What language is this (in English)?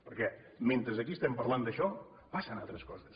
Catalan